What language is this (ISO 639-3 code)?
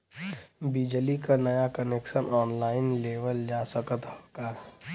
bho